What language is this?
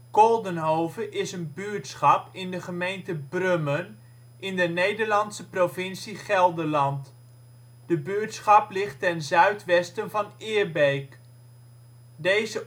Dutch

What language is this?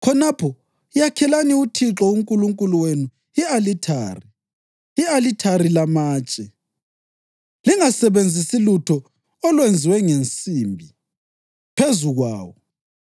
North Ndebele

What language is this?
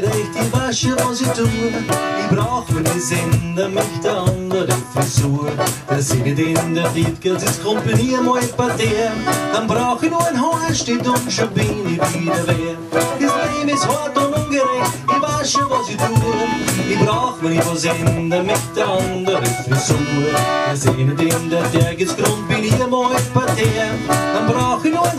English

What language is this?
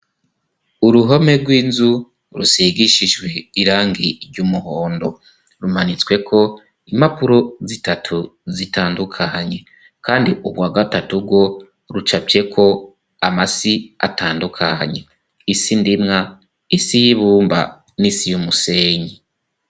Rundi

